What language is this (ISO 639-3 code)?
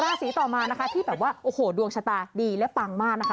tha